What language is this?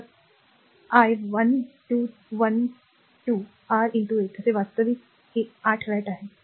Marathi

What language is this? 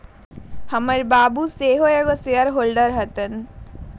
Magahi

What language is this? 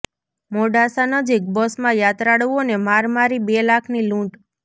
Gujarati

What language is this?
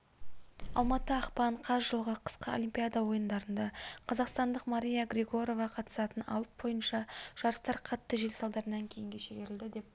Kazakh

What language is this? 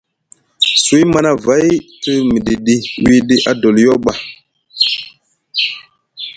Musgu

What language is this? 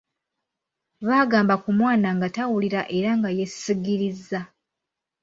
Ganda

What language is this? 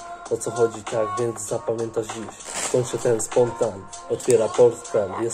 Polish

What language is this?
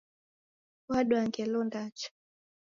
Taita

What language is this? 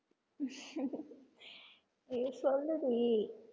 Tamil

